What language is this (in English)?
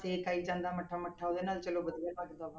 Punjabi